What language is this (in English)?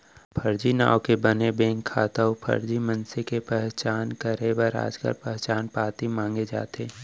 Chhattisgarhi